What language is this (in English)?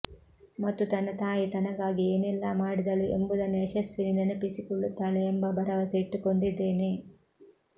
Kannada